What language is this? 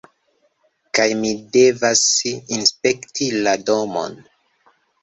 Esperanto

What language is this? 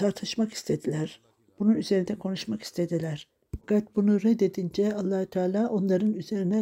Turkish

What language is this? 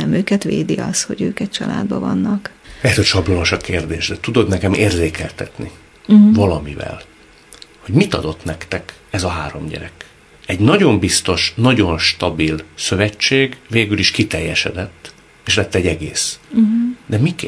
Hungarian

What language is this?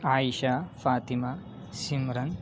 Urdu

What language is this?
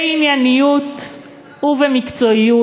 Hebrew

